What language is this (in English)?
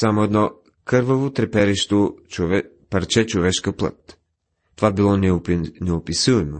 Bulgarian